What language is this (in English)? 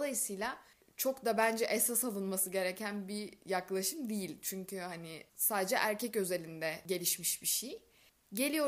Turkish